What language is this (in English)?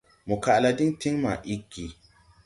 Tupuri